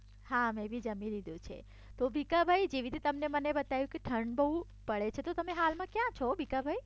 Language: Gujarati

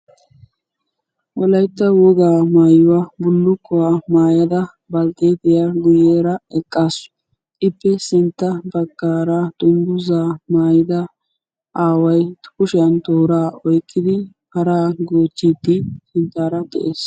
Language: Wolaytta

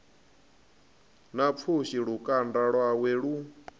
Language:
Venda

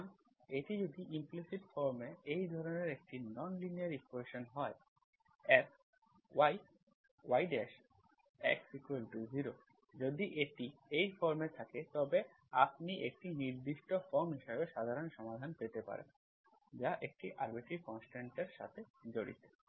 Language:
Bangla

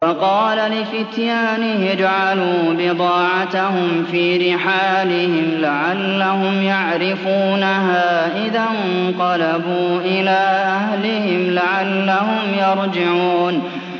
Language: Arabic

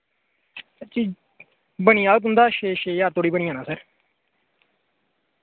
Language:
Dogri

